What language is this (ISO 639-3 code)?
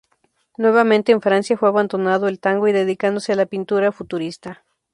spa